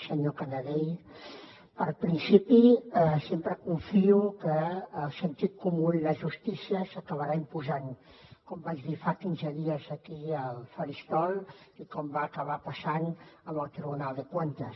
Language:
Catalan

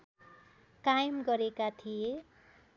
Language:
Nepali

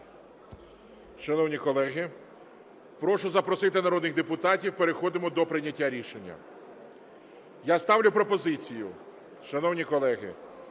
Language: Ukrainian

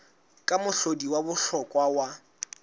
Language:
Southern Sotho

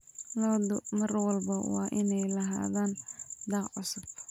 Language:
Somali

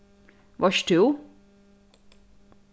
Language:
Faroese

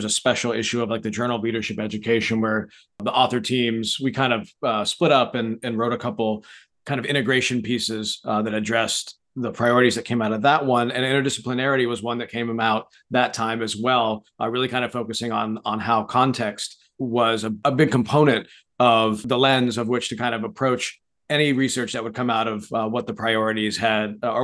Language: English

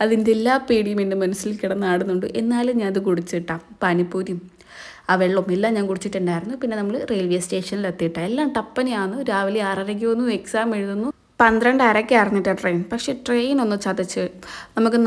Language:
Malayalam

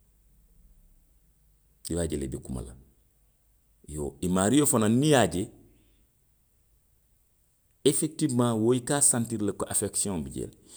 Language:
Western Maninkakan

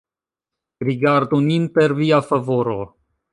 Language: Esperanto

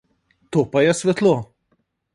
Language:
Slovenian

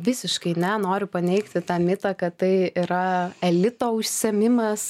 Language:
Lithuanian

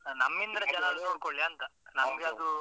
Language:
Kannada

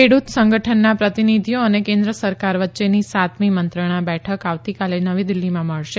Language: Gujarati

